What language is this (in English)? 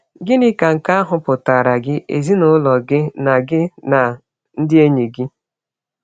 Igbo